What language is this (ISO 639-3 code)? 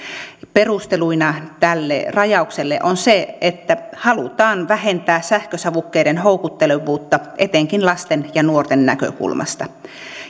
fin